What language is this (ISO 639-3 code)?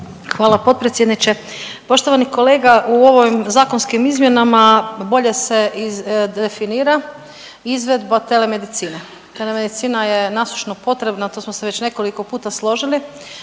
hrv